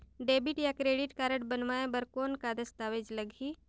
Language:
Chhattisgarhi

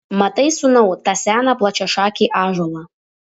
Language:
Lithuanian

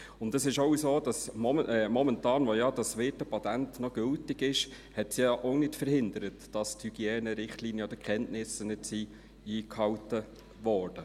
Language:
Swiss German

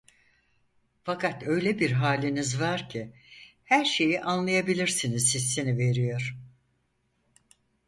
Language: Turkish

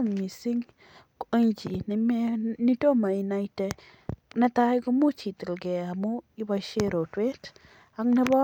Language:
Kalenjin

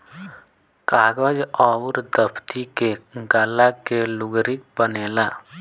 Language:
Bhojpuri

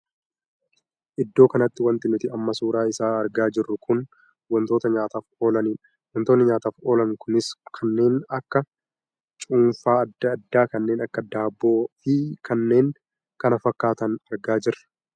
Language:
Oromo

